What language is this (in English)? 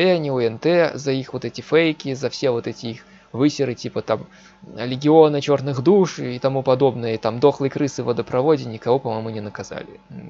Russian